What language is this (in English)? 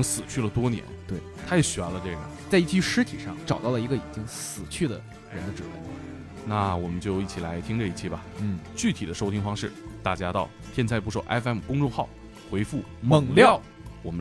Chinese